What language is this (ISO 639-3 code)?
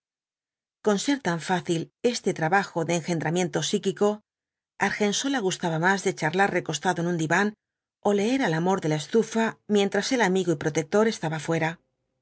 spa